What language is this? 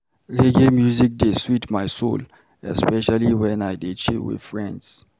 Nigerian Pidgin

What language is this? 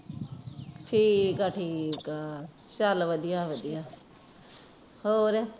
Punjabi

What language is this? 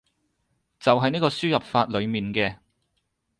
Cantonese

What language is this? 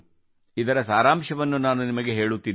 Kannada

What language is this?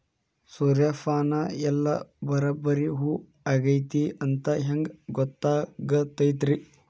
Kannada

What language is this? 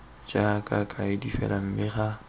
Tswana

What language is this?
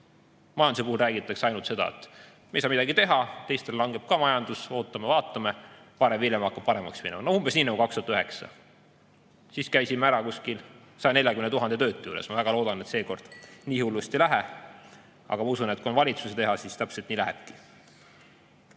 Estonian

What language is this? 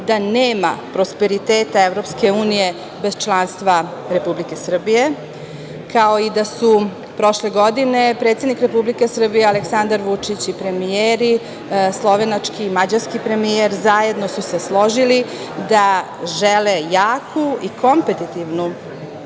Serbian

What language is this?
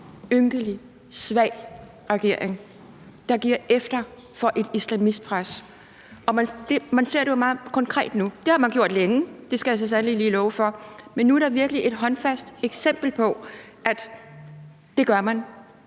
Danish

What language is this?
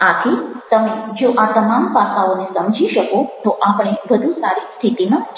Gujarati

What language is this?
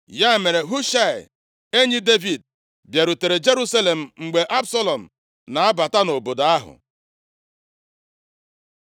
Igbo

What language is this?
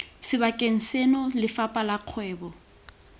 Tswana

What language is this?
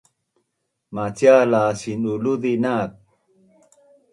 Bunun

